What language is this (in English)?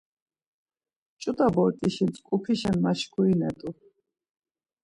Laz